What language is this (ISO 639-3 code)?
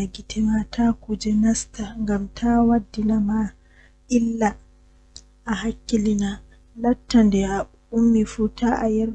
fuh